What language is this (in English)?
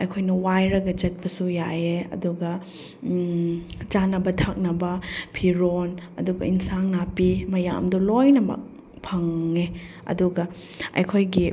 Manipuri